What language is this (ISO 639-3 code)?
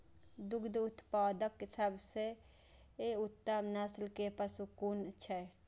mai